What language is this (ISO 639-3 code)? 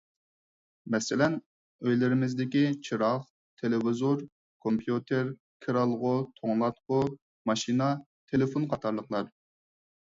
uig